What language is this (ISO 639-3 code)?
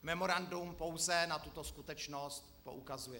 ces